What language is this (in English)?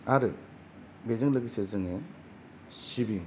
Bodo